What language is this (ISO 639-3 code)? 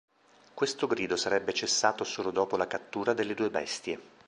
ita